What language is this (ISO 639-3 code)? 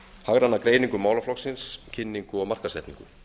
isl